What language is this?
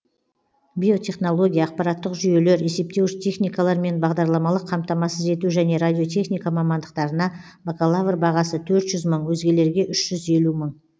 Kazakh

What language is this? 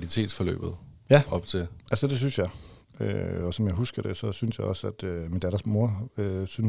Danish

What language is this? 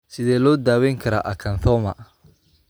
Somali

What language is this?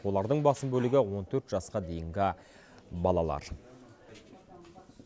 Kazakh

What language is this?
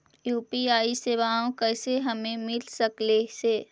Magahi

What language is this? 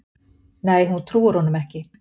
Icelandic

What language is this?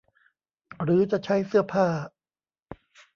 Thai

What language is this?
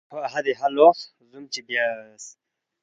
Balti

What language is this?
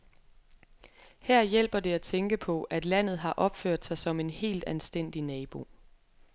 Danish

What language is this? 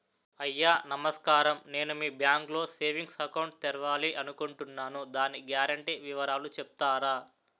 Telugu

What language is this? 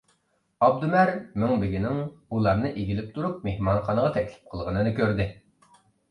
Uyghur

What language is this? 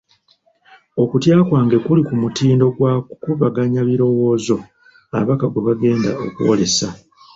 Ganda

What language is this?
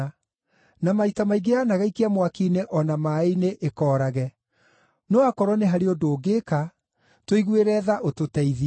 Kikuyu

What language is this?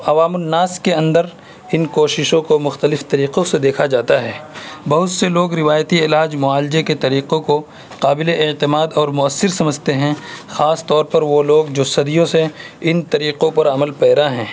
Urdu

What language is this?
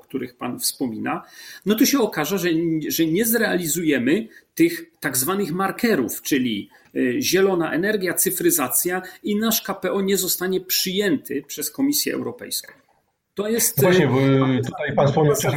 Polish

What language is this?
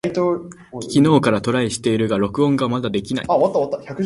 Japanese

